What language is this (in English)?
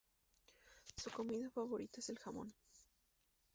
Spanish